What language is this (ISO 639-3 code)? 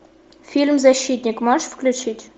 rus